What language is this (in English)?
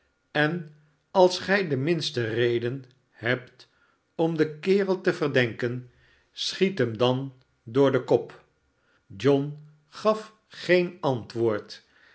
Dutch